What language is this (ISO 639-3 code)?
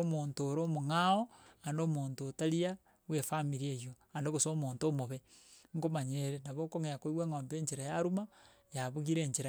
guz